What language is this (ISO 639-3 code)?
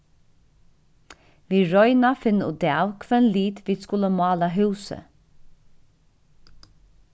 fao